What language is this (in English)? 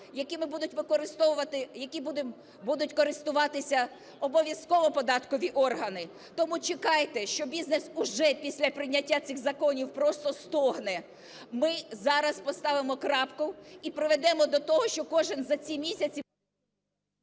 Ukrainian